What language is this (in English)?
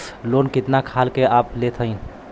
Bhojpuri